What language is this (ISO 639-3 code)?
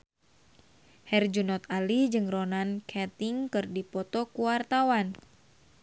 sun